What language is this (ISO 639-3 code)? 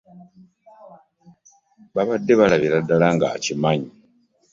lug